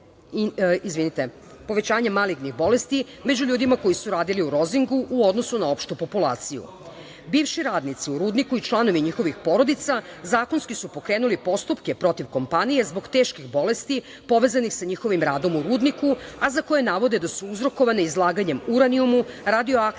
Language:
Serbian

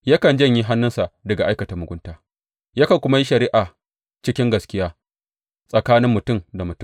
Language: Hausa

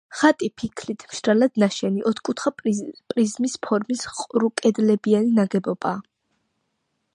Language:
Georgian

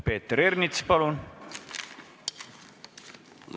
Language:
Estonian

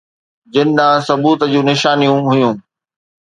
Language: Sindhi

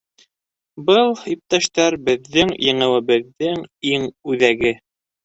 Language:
Bashkir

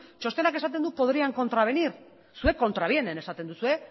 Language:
Basque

